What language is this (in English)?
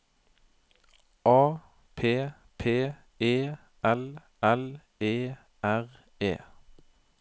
Norwegian